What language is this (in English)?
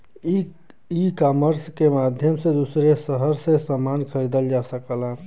Bhojpuri